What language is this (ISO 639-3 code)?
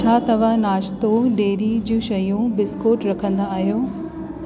snd